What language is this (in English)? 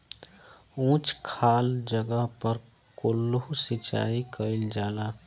Bhojpuri